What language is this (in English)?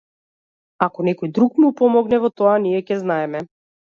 Macedonian